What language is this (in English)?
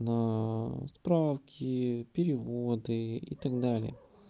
Russian